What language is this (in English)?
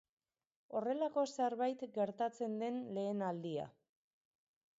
Basque